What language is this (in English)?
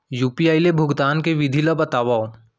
Chhattisgarhi